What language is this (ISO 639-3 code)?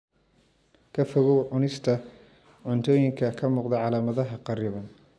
som